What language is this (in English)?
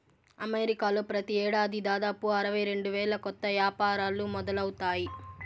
Telugu